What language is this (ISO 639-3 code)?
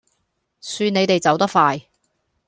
yue